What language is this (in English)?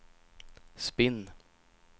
Swedish